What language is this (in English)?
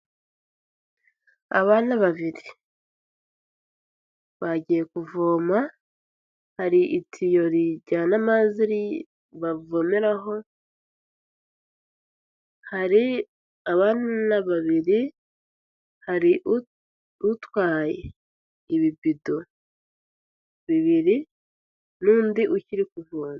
Kinyarwanda